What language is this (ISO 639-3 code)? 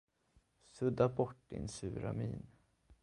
swe